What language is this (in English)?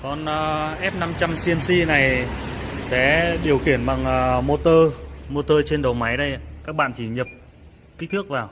Vietnamese